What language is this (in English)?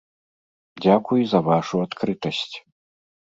Belarusian